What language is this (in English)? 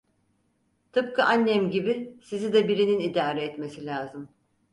Turkish